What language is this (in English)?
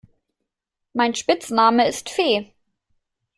German